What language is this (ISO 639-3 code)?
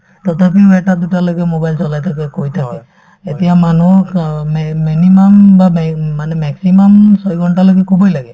asm